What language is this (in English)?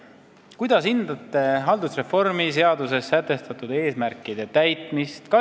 Estonian